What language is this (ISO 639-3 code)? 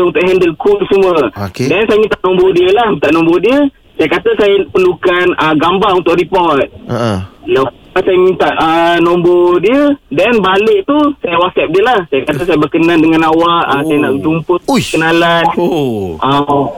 msa